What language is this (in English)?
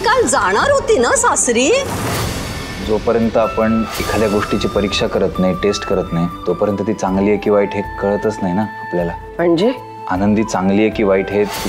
Marathi